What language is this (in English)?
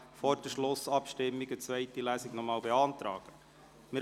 Swiss German